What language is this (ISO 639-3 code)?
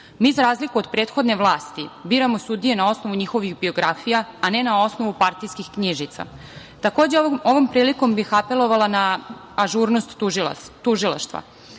srp